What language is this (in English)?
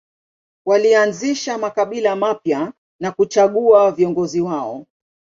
Swahili